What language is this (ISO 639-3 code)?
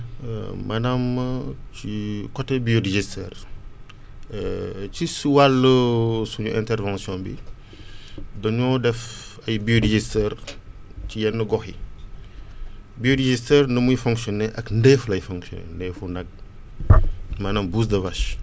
wol